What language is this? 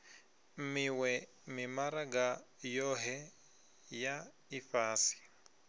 Venda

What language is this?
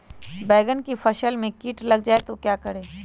Magahi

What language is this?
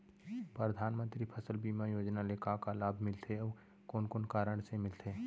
Chhattisgarhi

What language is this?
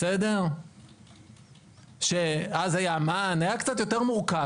Hebrew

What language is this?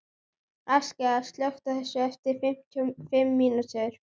Icelandic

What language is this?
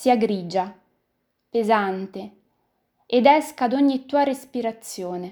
Italian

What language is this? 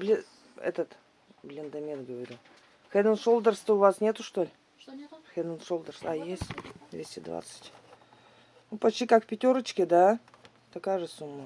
Russian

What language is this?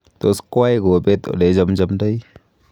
Kalenjin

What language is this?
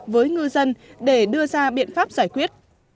Vietnamese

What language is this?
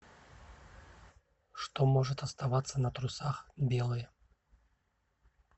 Russian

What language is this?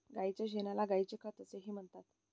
Marathi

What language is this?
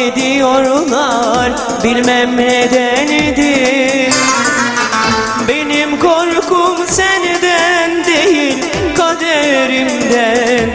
Turkish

